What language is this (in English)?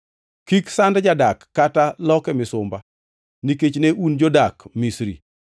Luo (Kenya and Tanzania)